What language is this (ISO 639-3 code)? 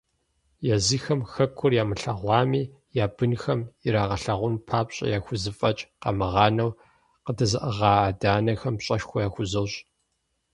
kbd